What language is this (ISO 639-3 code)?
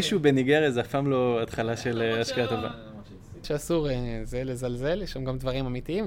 heb